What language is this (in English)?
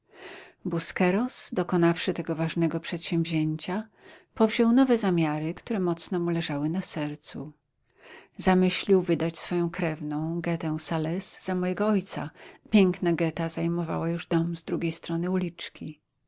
Polish